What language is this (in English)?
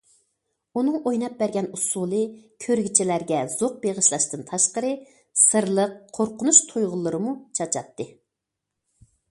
Uyghur